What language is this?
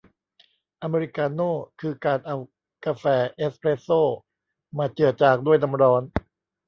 Thai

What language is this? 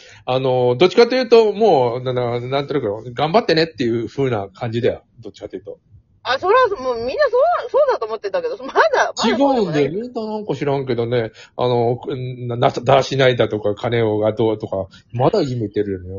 Japanese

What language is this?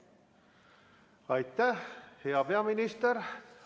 Estonian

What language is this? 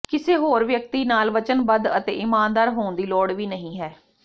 Punjabi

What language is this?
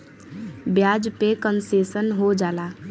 Bhojpuri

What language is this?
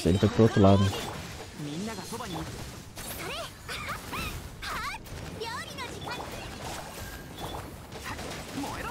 Portuguese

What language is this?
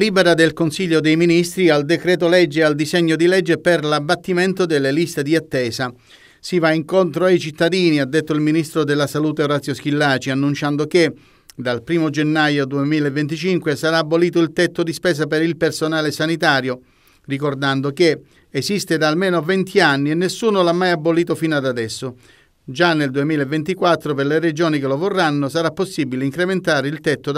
Italian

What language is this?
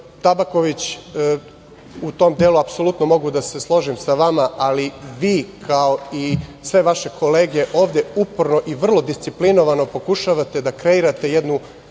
Serbian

